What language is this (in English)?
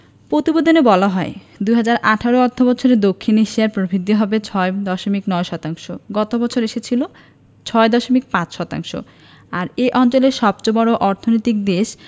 Bangla